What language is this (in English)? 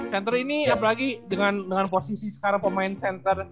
Indonesian